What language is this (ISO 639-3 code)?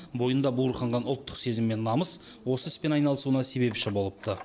kaz